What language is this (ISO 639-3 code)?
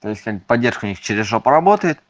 rus